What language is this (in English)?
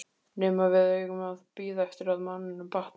Icelandic